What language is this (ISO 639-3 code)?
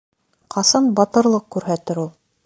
bak